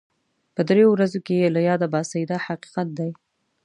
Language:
Pashto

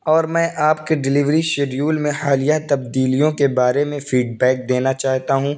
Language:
Urdu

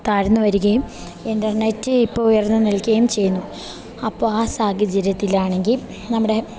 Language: Malayalam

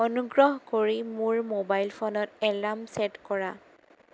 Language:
Assamese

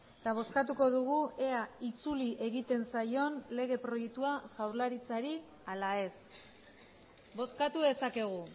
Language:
Basque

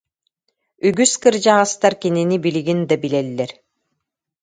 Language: Yakut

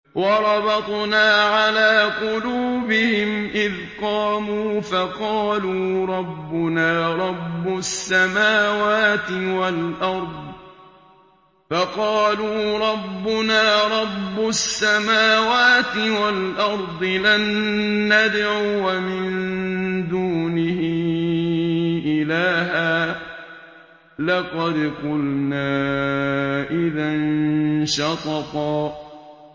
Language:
Arabic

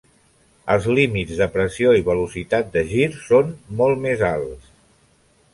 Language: Catalan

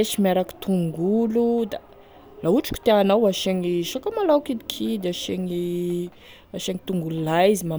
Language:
Tesaka Malagasy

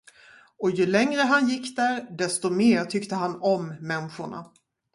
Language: Swedish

